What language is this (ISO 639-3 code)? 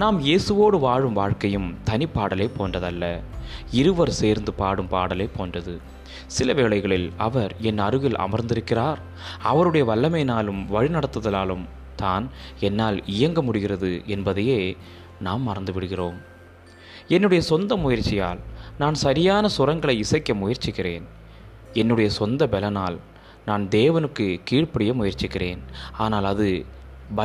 tam